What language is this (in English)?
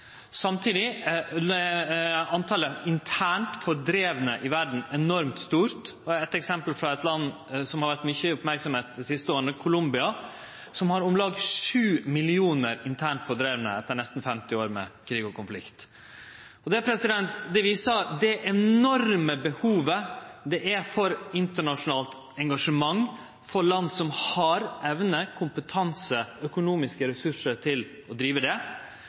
Norwegian Nynorsk